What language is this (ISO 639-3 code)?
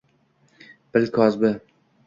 uzb